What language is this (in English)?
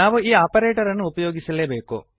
Kannada